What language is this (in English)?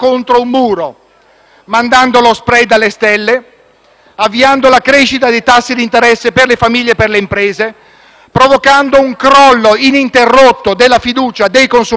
Italian